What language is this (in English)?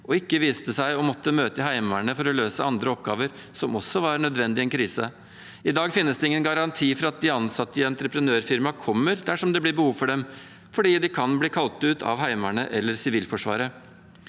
Norwegian